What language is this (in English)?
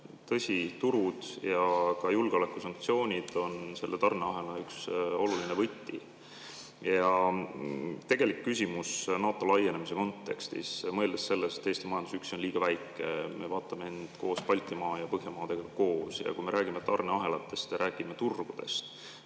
Estonian